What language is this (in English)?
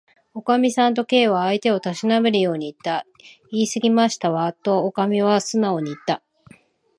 Japanese